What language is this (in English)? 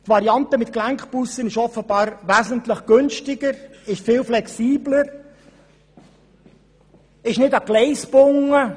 Swiss German